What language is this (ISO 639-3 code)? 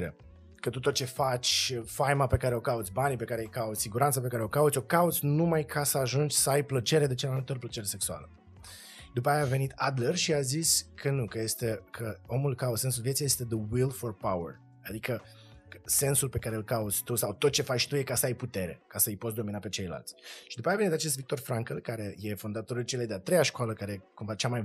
ron